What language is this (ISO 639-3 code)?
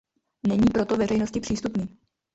ces